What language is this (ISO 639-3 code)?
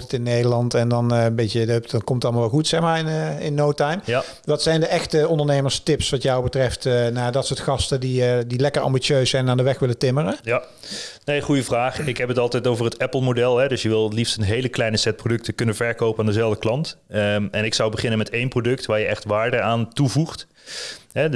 nld